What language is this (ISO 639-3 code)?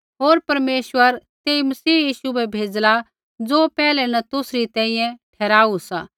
kfx